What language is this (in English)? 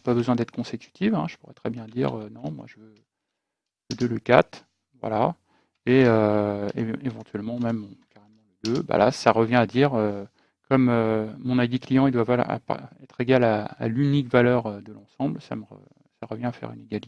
French